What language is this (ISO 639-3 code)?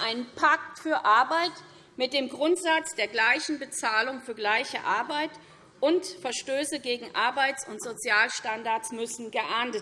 deu